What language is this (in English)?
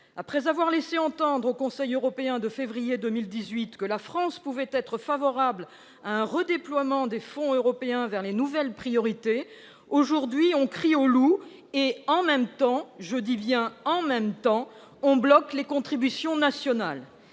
French